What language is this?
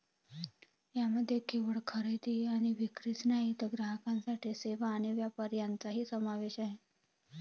Marathi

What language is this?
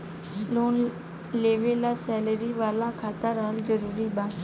Bhojpuri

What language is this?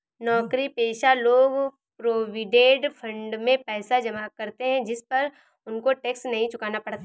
Hindi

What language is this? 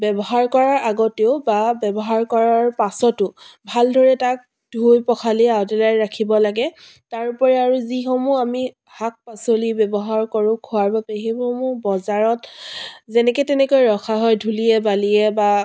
Assamese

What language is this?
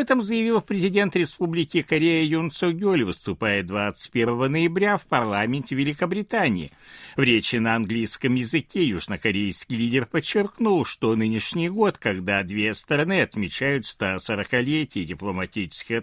Russian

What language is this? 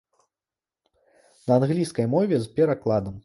Belarusian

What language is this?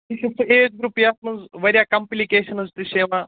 Kashmiri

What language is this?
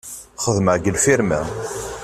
Kabyle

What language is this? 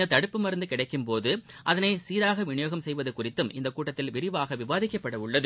Tamil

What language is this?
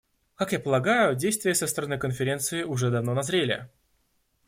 Russian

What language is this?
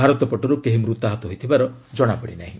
Odia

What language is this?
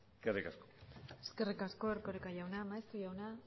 Basque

